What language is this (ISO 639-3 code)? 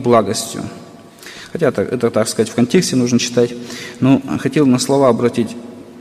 rus